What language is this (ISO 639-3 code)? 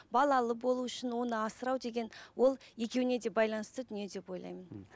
kaz